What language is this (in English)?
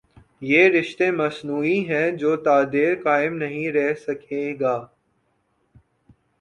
Urdu